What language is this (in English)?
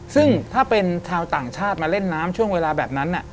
Thai